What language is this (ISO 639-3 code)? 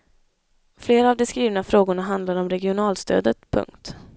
swe